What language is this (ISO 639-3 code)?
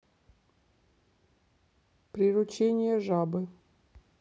rus